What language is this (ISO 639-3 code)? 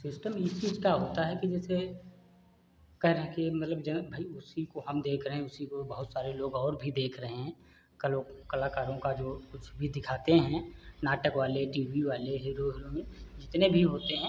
hin